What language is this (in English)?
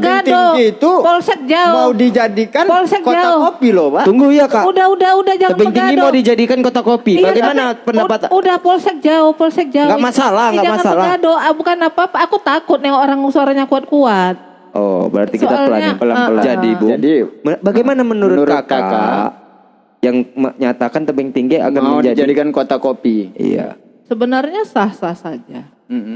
Indonesian